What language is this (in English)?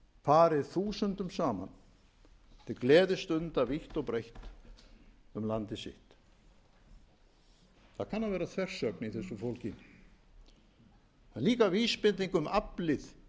Icelandic